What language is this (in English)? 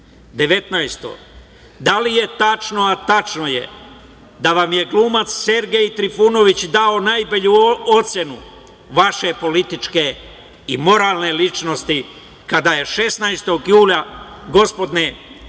Serbian